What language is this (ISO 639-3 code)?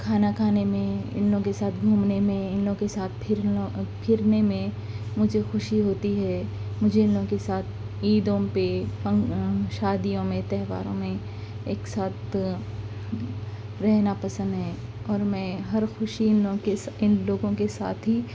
urd